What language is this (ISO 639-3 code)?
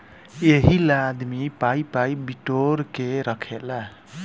bho